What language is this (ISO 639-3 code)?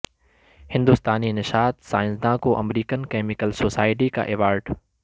urd